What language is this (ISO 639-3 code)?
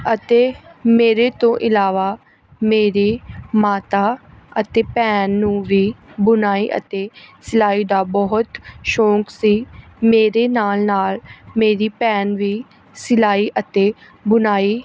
pan